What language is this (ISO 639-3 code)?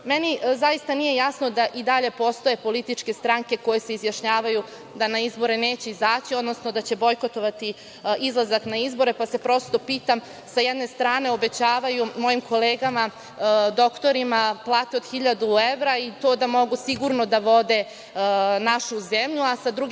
srp